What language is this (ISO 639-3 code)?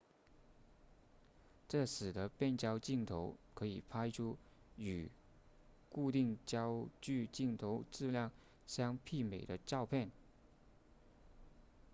zho